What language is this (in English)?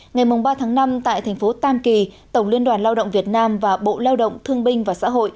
Vietnamese